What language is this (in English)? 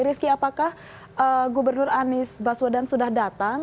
Indonesian